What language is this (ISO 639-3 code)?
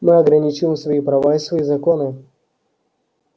rus